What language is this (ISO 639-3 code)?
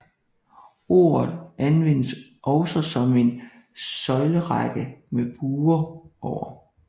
dan